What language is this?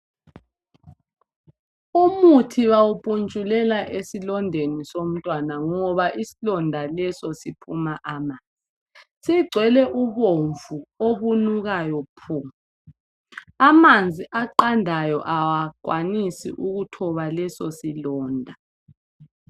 North Ndebele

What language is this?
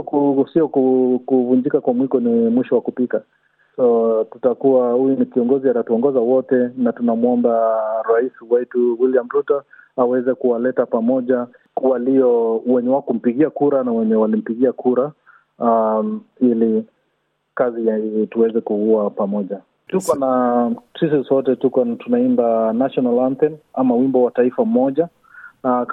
Swahili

